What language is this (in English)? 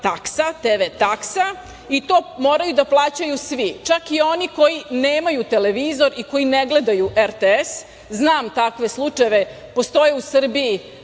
Serbian